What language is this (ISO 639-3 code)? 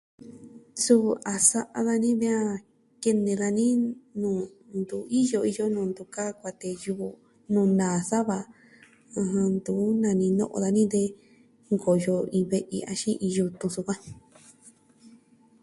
meh